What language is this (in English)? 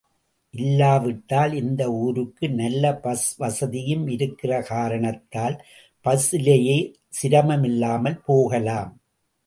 Tamil